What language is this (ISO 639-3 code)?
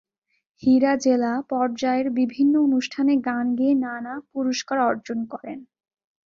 ben